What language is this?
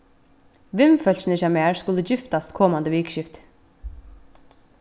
Faroese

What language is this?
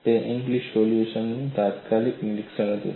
Gujarati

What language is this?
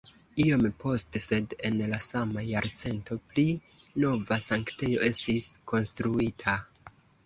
Esperanto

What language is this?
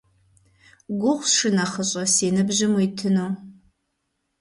Kabardian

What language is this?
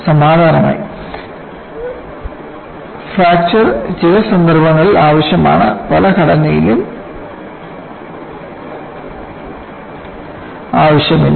Malayalam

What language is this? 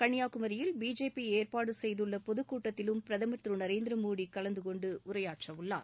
Tamil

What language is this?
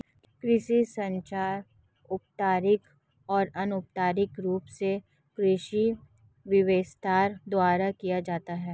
Hindi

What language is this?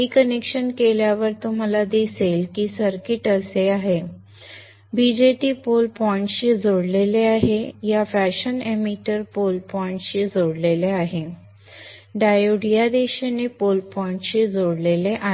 Marathi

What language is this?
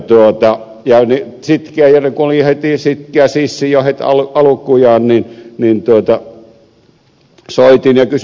Finnish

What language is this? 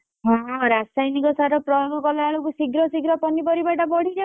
Odia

